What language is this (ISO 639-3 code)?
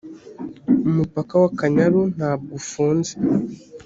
kin